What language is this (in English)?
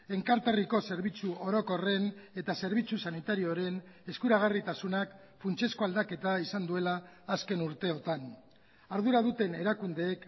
Basque